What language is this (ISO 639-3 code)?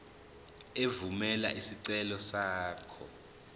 zul